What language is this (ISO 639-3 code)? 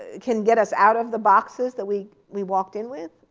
eng